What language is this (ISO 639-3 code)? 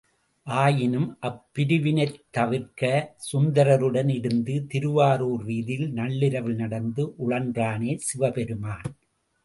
tam